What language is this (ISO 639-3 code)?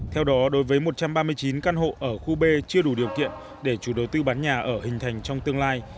vie